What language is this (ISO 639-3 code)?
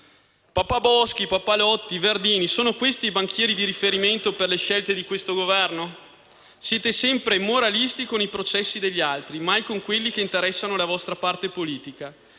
ita